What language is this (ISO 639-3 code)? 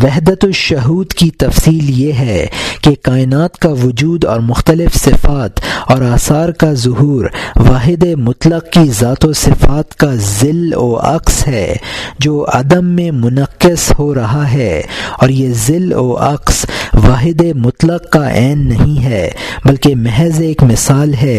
urd